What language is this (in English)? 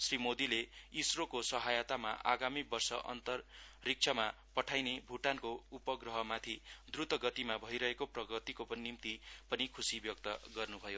Nepali